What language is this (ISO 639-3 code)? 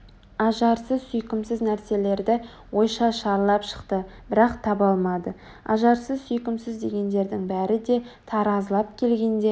kaz